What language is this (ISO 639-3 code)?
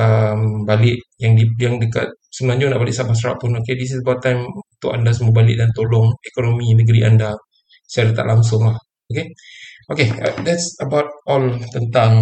msa